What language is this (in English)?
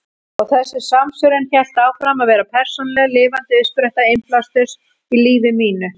Icelandic